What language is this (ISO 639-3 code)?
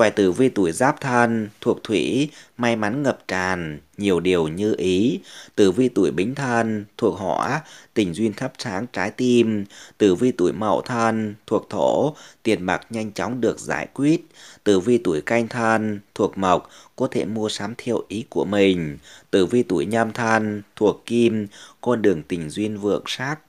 vie